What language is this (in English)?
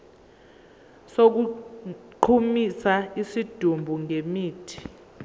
Zulu